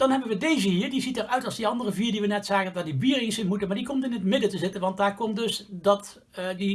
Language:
Dutch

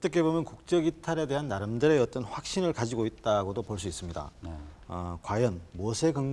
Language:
Korean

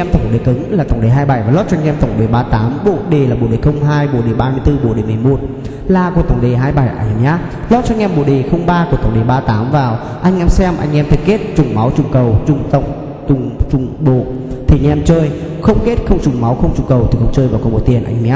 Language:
Vietnamese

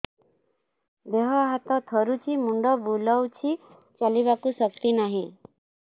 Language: Odia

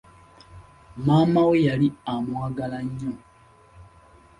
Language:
Ganda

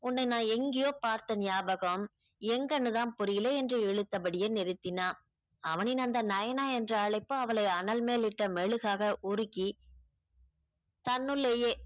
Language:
Tamil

